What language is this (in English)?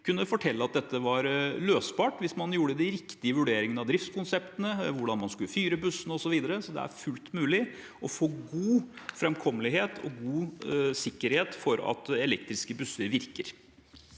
Norwegian